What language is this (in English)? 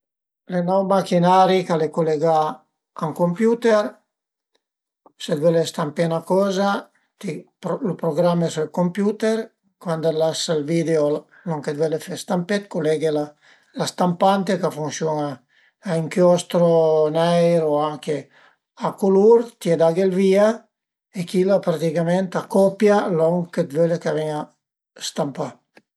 Piedmontese